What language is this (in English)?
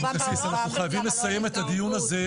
Hebrew